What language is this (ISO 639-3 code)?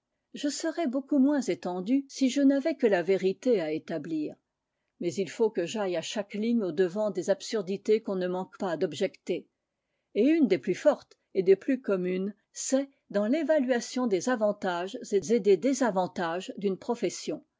fra